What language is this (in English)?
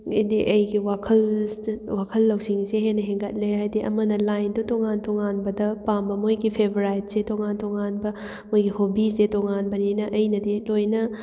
Manipuri